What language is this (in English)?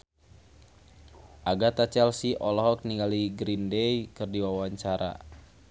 Sundanese